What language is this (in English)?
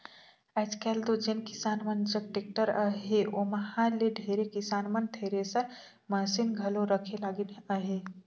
Chhattisgarhi